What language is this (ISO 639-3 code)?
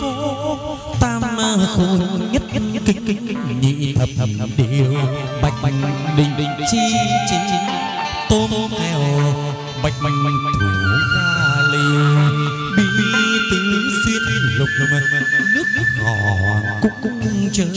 vie